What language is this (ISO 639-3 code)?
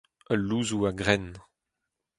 bre